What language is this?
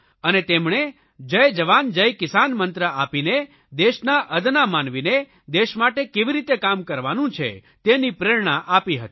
Gujarati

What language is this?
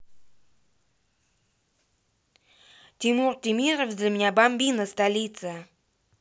Russian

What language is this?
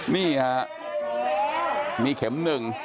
Thai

